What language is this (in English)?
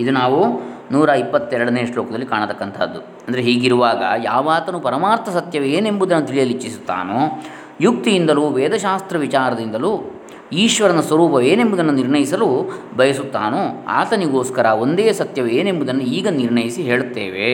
Kannada